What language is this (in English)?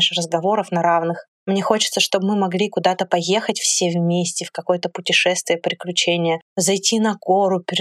Russian